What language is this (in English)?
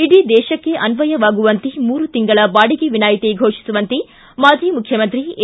Kannada